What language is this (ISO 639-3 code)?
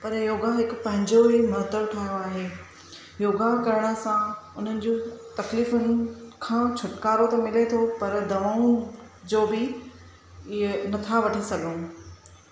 snd